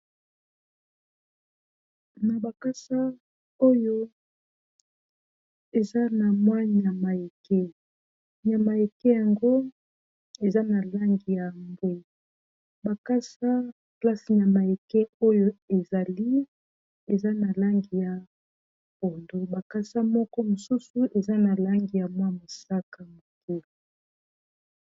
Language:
Lingala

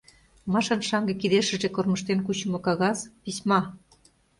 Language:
Mari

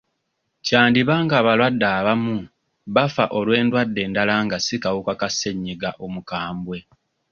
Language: Ganda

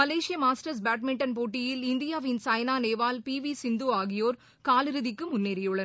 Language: Tamil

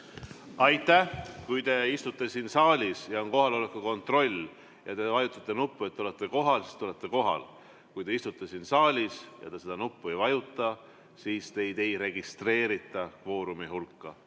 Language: Estonian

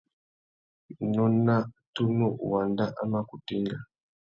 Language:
Tuki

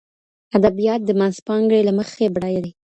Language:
Pashto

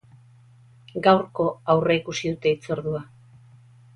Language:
Basque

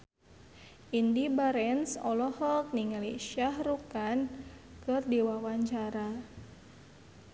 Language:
Sundanese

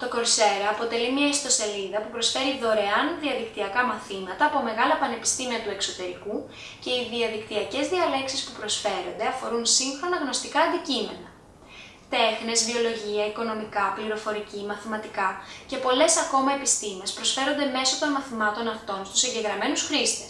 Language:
Greek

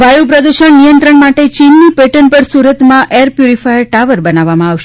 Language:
Gujarati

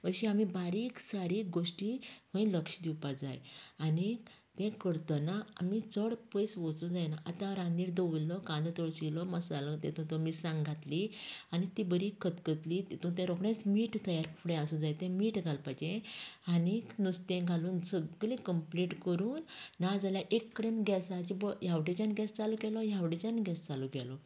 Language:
Konkani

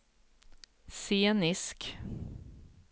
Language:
Swedish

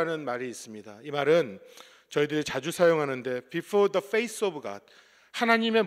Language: Korean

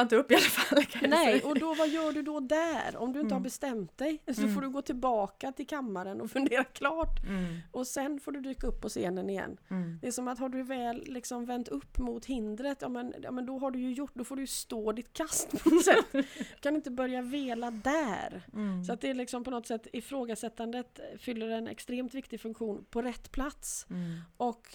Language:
Swedish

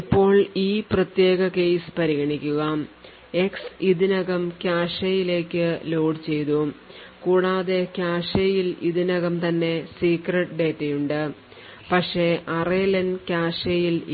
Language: Malayalam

